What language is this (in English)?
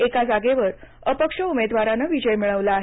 Marathi